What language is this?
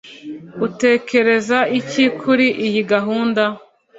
Kinyarwanda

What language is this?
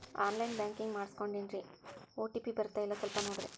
Kannada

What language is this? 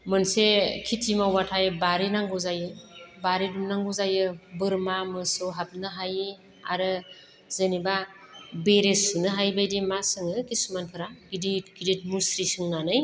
Bodo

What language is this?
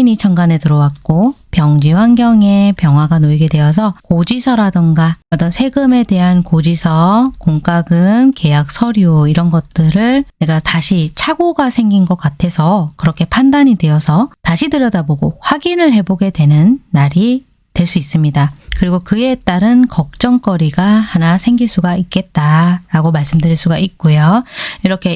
Korean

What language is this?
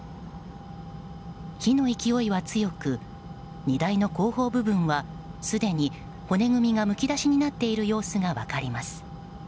Japanese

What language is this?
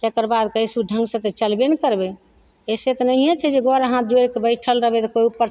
Maithili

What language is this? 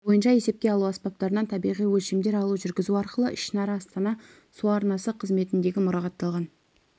Kazakh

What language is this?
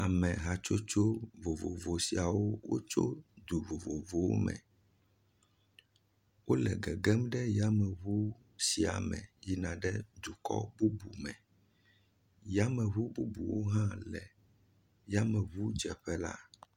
Ewe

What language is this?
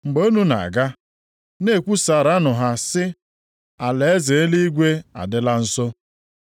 Igbo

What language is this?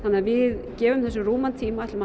Icelandic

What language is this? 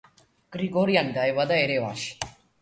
Georgian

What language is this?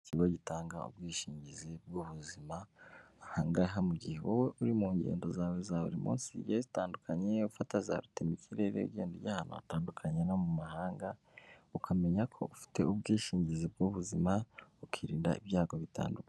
Kinyarwanda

